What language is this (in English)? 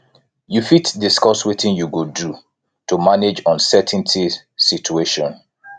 Nigerian Pidgin